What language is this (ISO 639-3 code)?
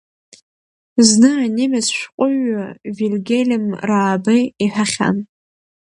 abk